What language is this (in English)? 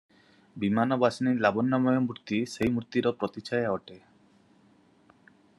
Odia